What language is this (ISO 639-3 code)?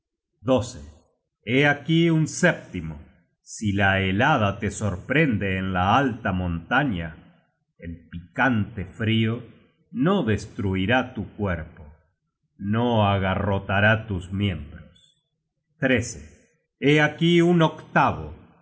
spa